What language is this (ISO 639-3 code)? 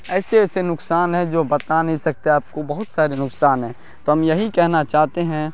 urd